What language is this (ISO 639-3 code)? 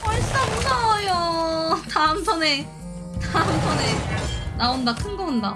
kor